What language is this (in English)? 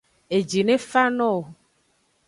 Aja (Benin)